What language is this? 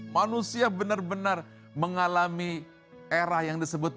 Indonesian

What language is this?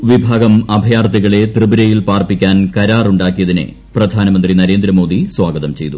Malayalam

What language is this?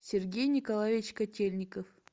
Russian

